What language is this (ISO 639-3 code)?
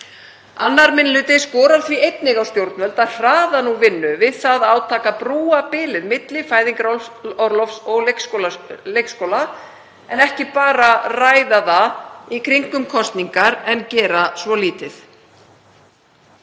isl